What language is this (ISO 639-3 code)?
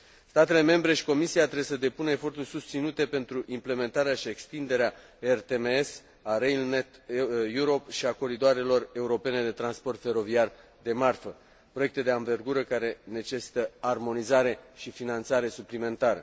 ron